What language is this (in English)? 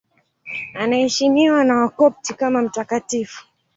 Swahili